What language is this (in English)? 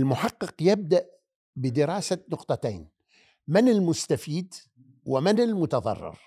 Arabic